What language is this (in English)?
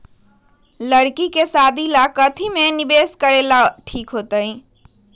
Magahi